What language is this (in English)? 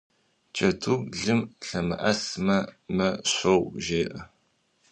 Kabardian